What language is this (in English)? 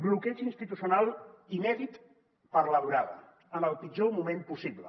Catalan